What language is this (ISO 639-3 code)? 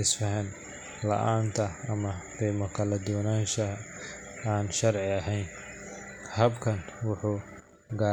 som